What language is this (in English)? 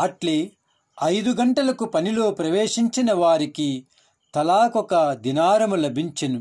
Telugu